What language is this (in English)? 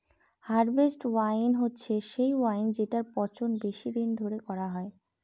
Bangla